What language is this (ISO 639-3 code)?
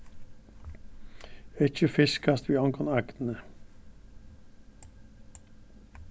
fao